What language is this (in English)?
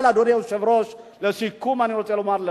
Hebrew